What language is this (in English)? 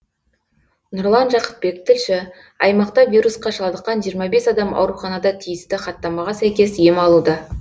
Kazakh